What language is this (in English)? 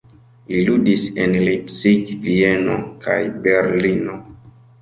Esperanto